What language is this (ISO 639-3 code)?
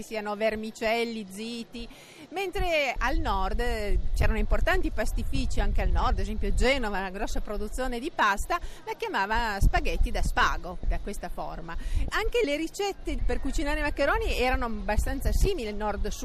ita